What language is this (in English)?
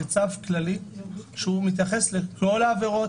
Hebrew